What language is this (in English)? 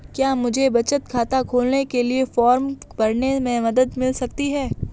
Hindi